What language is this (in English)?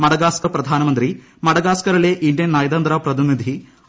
Malayalam